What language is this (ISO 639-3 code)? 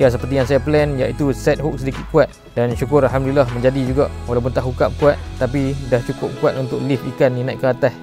msa